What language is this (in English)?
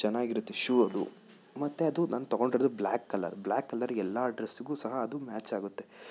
Kannada